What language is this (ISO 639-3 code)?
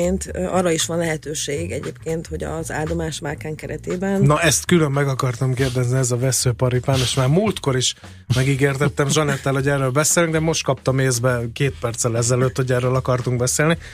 hun